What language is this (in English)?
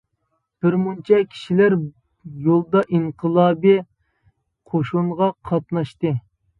Uyghur